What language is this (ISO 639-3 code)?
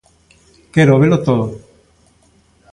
glg